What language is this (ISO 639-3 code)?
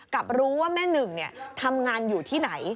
tha